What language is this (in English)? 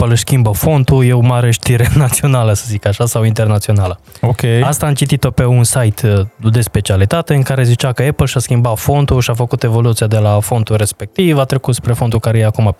Romanian